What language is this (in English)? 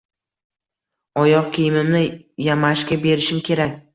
Uzbek